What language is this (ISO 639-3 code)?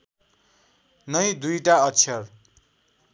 nep